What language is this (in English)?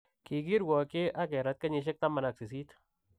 Kalenjin